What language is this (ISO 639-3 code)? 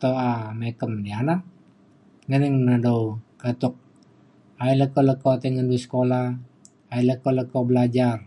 xkl